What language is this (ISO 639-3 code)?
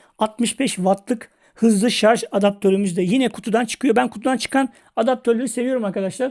tur